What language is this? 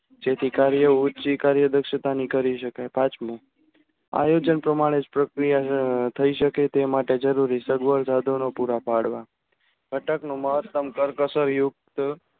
Gujarati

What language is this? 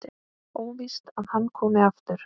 Icelandic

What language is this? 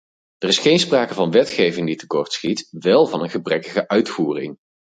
Dutch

